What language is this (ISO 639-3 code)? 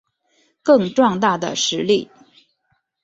zho